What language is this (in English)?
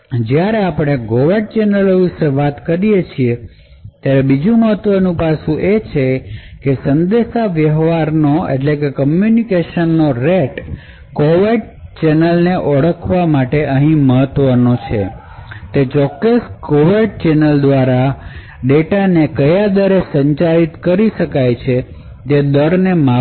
Gujarati